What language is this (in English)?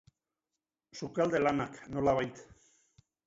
Basque